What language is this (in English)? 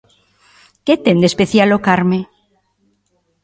Galician